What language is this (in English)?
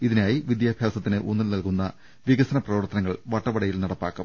Malayalam